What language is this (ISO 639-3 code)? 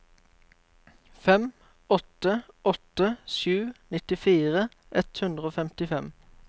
nor